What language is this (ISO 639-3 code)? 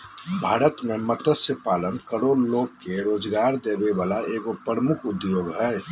mag